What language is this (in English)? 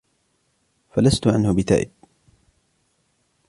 Arabic